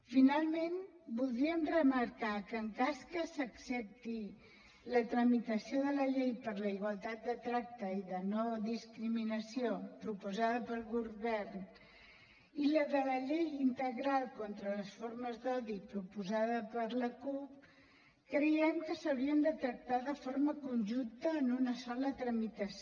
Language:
Catalan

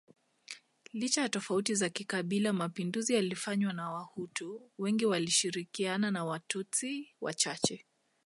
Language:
Swahili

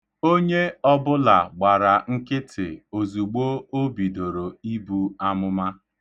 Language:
Igbo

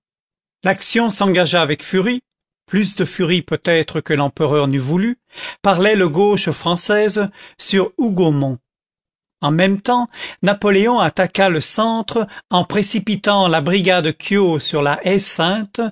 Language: French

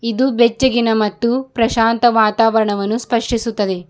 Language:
Kannada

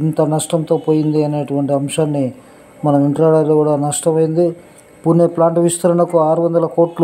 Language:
Hindi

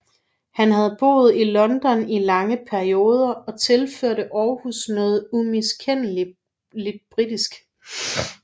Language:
Danish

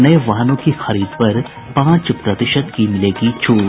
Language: Hindi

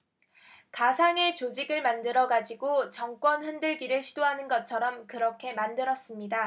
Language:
Korean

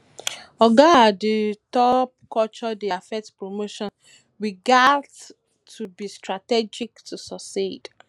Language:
Nigerian Pidgin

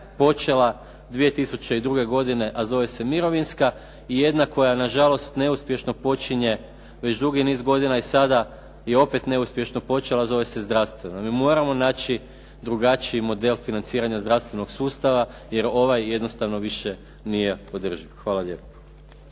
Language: Croatian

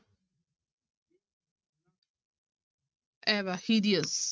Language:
Punjabi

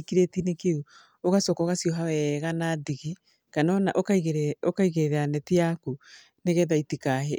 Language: Kikuyu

